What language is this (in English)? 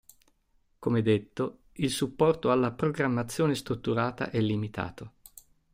Italian